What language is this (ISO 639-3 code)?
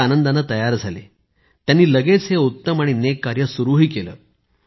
mar